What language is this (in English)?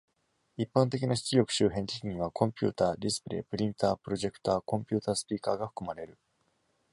Japanese